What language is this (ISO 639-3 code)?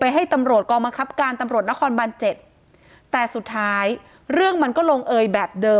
tha